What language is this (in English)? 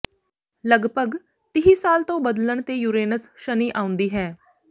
Punjabi